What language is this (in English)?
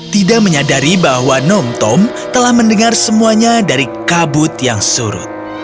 Indonesian